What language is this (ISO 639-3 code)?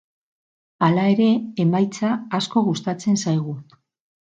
eus